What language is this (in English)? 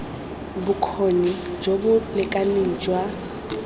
Tswana